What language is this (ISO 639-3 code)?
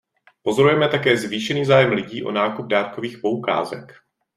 ces